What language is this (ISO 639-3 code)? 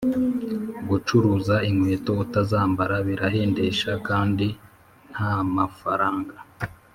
kin